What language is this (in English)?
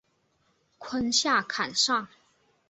Chinese